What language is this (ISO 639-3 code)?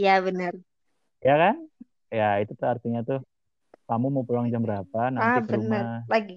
ind